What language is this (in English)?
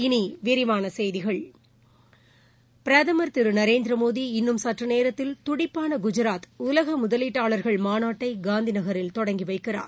Tamil